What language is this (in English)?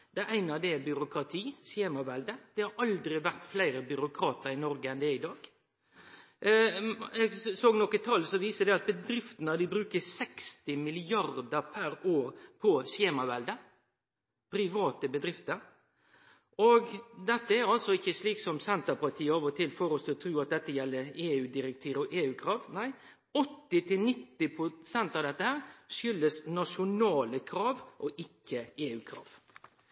Norwegian Nynorsk